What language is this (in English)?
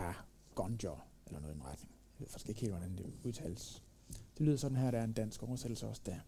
Danish